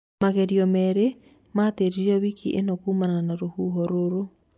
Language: Kikuyu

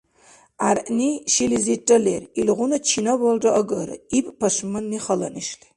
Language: Dargwa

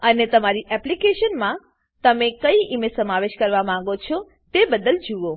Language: Gujarati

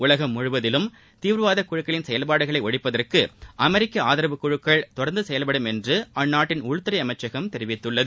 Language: Tamil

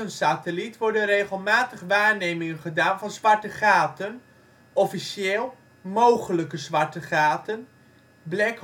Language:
Dutch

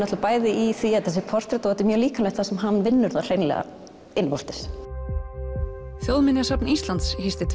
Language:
Icelandic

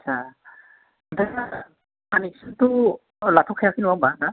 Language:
Bodo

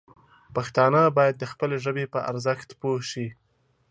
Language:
Pashto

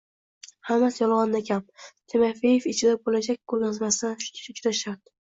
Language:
Uzbek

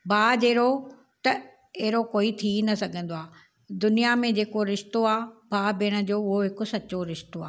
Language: Sindhi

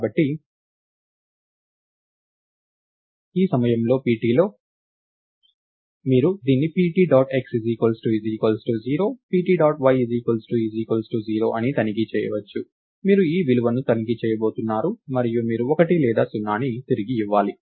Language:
Telugu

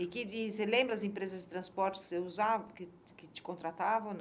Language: Portuguese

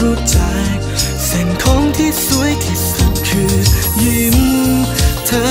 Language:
Thai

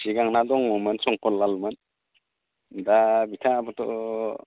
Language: Bodo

